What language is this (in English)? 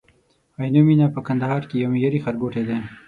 Pashto